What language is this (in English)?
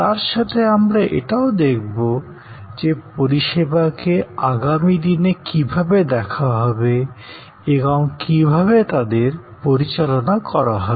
Bangla